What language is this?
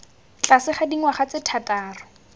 Tswana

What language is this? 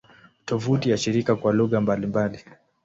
Swahili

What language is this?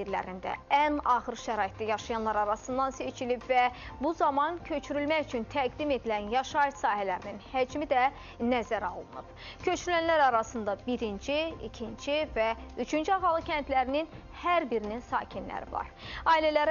Turkish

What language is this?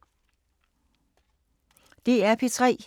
Danish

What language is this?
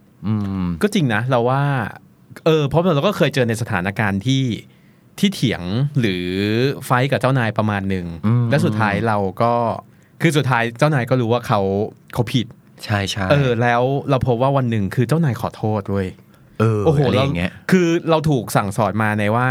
Thai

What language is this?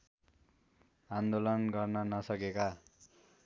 Nepali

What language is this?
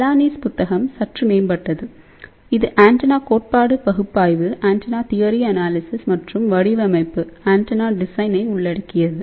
Tamil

